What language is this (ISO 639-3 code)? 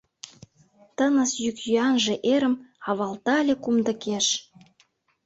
chm